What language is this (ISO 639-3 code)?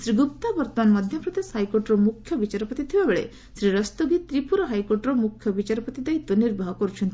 ori